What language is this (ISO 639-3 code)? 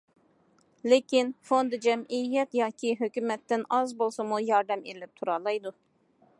uig